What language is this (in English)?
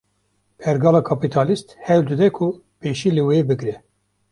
Kurdish